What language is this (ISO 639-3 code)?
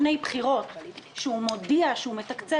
heb